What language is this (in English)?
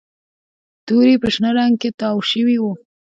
Pashto